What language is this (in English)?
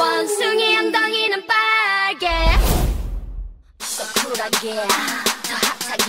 Thai